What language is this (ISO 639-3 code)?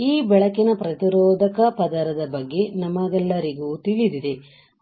kan